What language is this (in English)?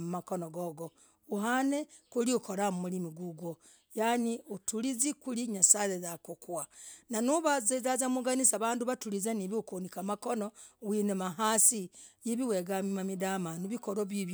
Logooli